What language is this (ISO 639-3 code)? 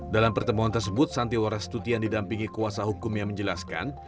ind